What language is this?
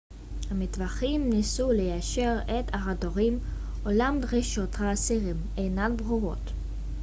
Hebrew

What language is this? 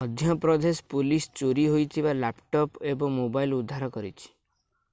Odia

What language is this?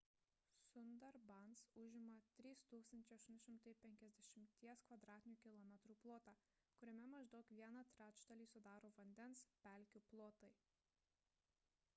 Lithuanian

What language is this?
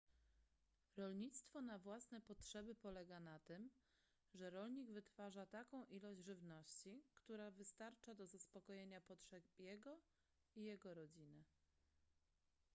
Polish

